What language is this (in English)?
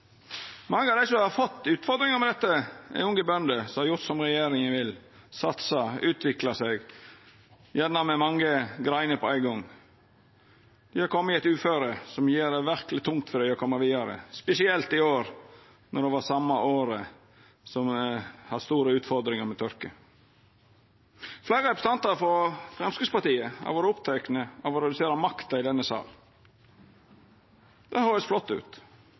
Norwegian Nynorsk